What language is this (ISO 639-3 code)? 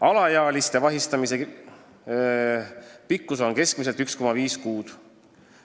est